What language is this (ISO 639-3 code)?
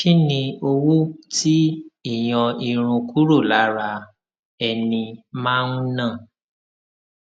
yor